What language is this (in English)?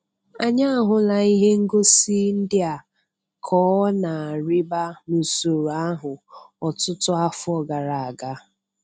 Igbo